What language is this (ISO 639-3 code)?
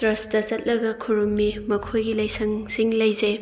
mni